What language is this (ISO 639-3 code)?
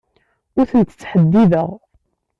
kab